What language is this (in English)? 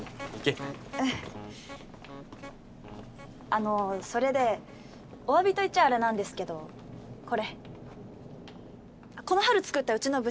Japanese